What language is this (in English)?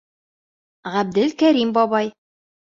Bashkir